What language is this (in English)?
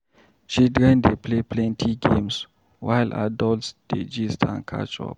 Nigerian Pidgin